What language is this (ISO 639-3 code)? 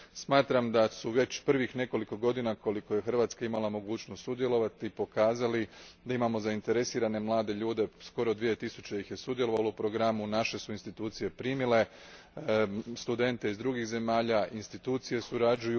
hrv